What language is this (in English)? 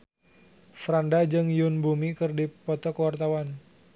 Sundanese